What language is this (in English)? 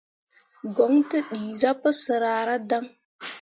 Mundang